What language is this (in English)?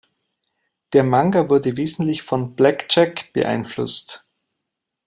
German